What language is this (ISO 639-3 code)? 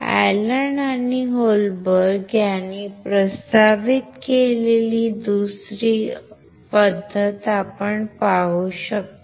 mar